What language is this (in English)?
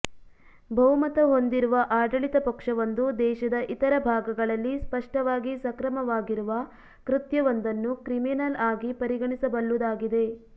Kannada